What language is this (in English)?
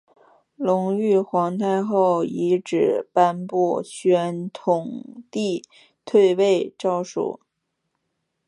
Chinese